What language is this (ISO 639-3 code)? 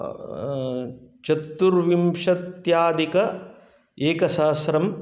san